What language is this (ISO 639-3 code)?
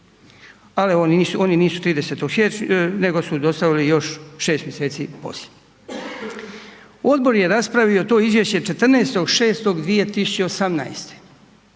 hrv